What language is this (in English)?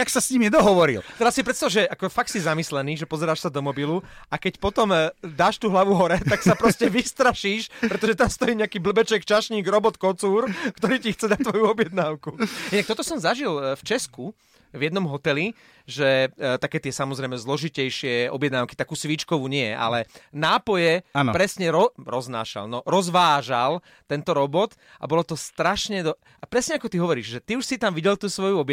Slovak